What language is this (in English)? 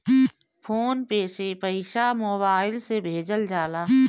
Bhojpuri